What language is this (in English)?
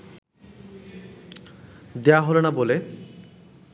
Bangla